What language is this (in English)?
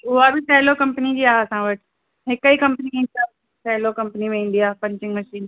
Sindhi